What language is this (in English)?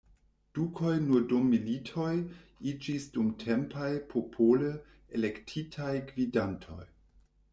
Esperanto